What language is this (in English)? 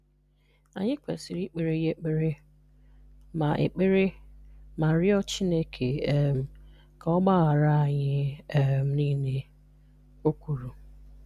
Igbo